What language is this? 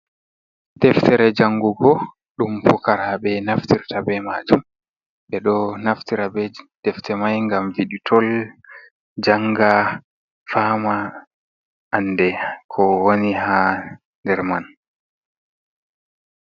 Fula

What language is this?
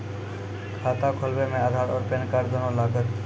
Maithili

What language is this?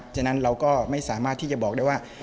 Thai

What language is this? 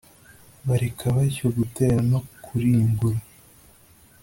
Kinyarwanda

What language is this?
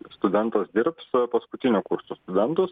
Lithuanian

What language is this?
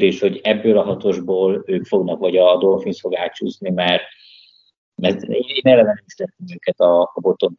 Hungarian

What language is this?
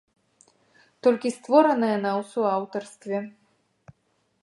Belarusian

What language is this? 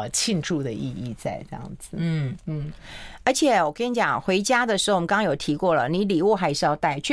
Chinese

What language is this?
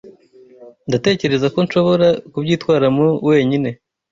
Kinyarwanda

